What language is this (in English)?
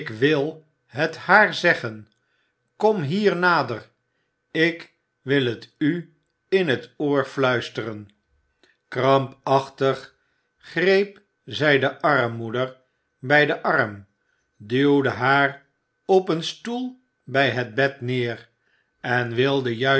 Dutch